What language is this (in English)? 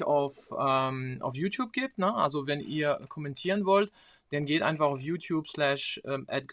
German